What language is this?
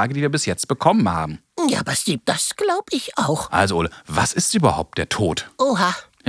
German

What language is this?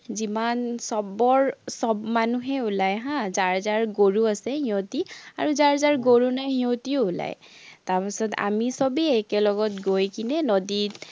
Assamese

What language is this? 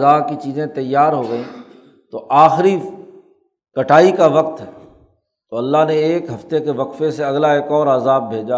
Urdu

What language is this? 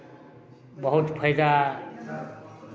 Maithili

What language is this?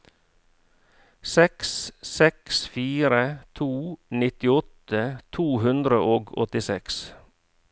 Norwegian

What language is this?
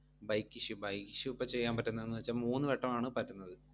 Malayalam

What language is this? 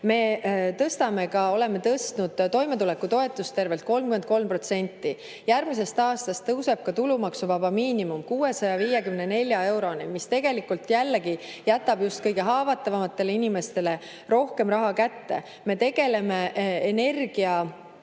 Estonian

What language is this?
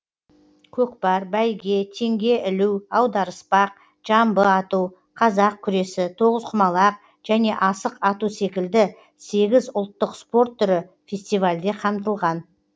Kazakh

